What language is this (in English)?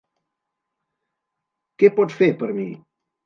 Catalan